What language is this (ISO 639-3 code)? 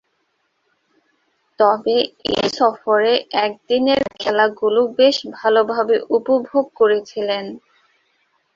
ben